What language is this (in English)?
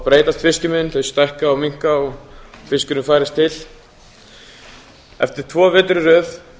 Icelandic